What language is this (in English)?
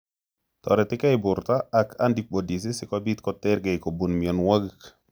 Kalenjin